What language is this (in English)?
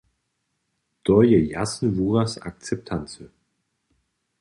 Upper Sorbian